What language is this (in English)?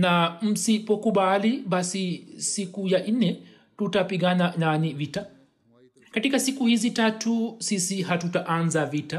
Swahili